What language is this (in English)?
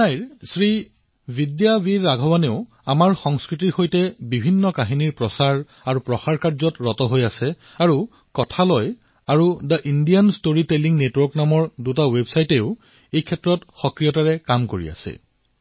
Assamese